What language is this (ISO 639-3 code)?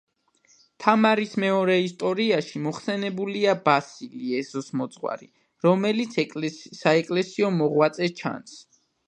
kat